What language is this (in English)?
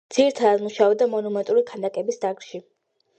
Georgian